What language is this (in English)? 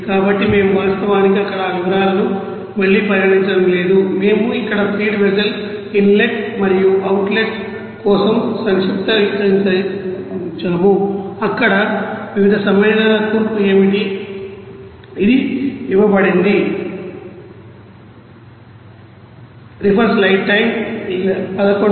Telugu